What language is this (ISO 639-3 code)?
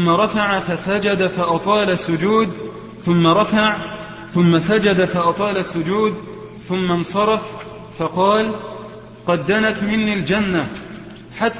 ara